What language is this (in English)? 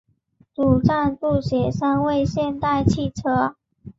Chinese